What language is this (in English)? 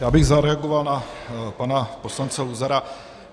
Czech